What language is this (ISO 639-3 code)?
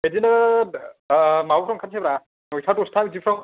brx